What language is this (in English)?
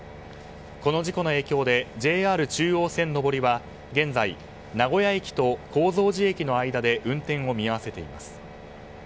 Japanese